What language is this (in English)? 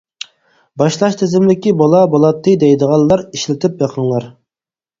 Uyghur